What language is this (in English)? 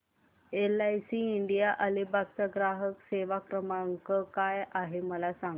Marathi